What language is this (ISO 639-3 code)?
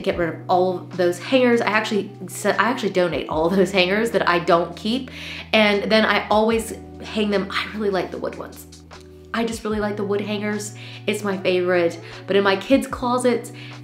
eng